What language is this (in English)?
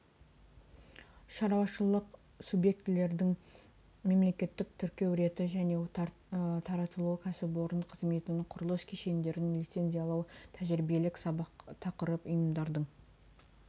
Kazakh